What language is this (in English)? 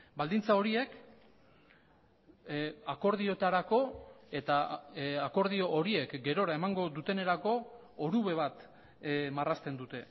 Basque